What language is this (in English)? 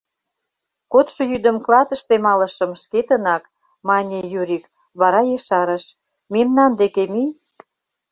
Mari